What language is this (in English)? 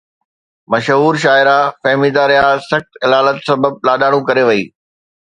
Sindhi